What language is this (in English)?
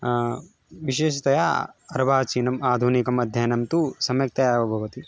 Sanskrit